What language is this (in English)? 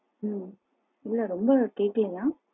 Tamil